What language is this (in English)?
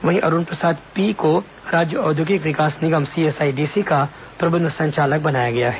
Hindi